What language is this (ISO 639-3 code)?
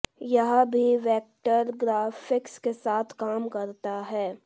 hin